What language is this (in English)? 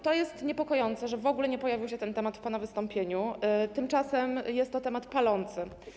Polish